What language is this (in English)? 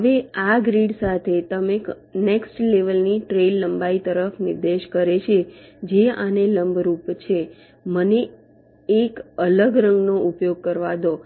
Gujarati